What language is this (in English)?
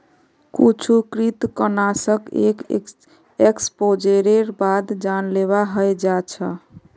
Magahi